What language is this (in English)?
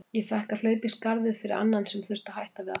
Icelandic